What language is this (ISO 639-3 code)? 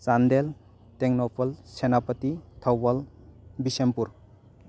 mni